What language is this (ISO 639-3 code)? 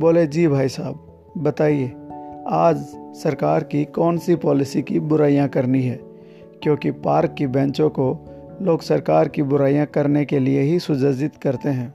hin